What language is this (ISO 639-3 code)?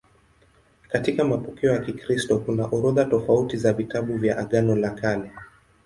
swa